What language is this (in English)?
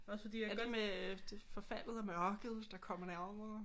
Danish